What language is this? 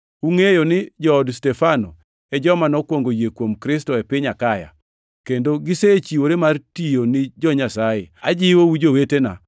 Luo (Kenya and Tanzania)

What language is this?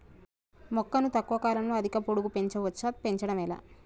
Telugu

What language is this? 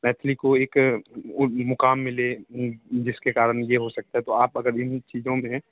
Hindi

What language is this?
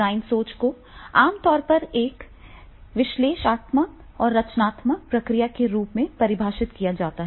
Hindi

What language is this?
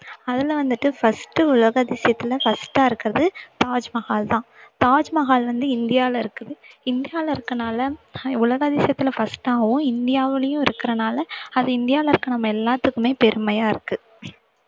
Tamil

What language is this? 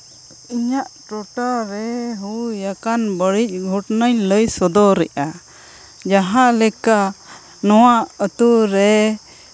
Santali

